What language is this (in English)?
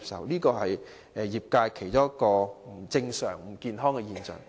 Cantonese